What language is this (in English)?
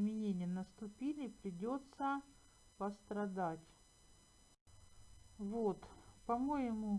Russian